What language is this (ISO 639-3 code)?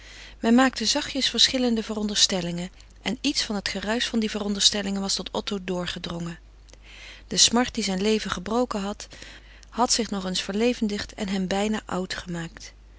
nld